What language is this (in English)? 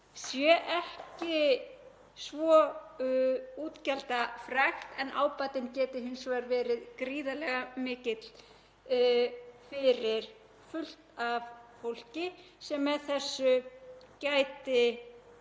Icelandic